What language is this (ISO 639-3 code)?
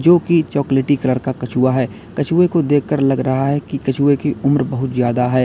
hin